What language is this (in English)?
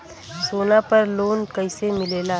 Bhojpuri